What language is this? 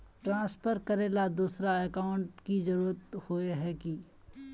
Magahi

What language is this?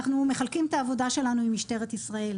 Hebrew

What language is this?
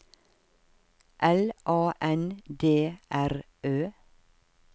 Norwegian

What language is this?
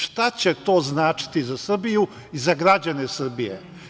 Serbian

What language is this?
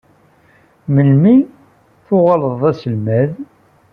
Kabyle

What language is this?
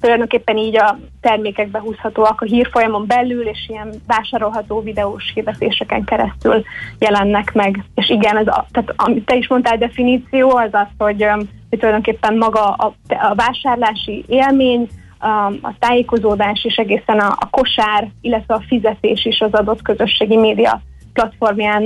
Hungarian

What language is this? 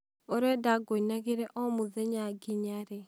Kikuyu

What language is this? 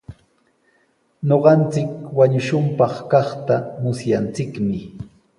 Sihuas Ancash Quechua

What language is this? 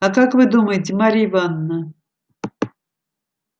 Russian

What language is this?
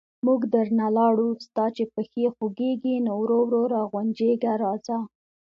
Pashto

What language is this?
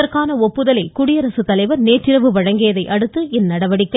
Tamil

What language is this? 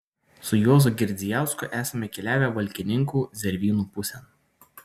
Lithuanian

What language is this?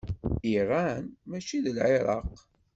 Kabyle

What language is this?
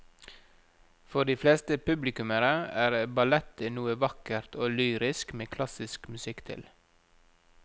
Norwegian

